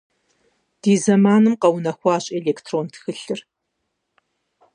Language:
Kabardian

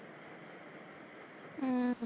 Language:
Punjabi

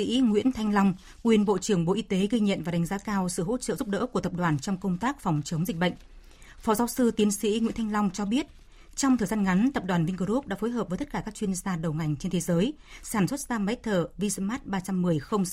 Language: Vietnamese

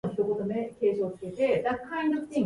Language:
Japanese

